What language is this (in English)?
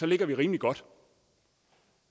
Danish